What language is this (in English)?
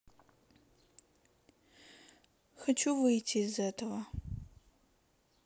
Russian